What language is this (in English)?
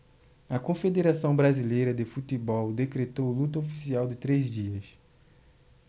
Portuguese